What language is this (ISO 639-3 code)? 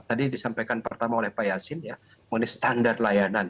ind